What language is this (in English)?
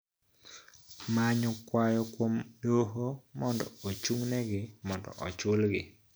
Luo (Kenya and Tanzania)